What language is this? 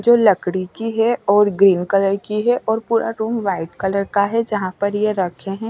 Hindi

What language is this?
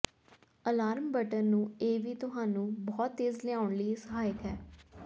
Punjabi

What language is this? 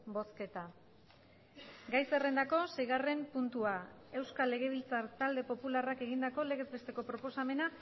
Basque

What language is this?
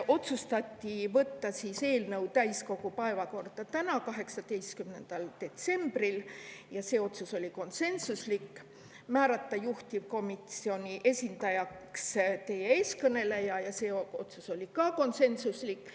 Estonian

